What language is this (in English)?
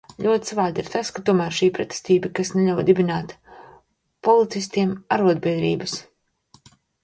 Latvian